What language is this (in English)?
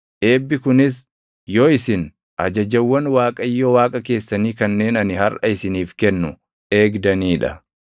Oromo